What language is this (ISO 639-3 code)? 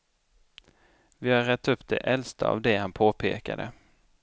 swe